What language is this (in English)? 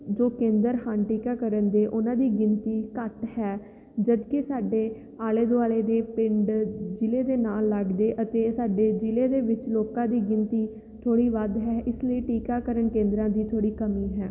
Punjabi